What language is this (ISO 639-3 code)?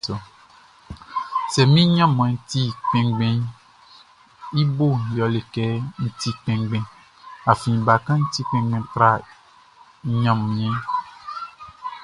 bci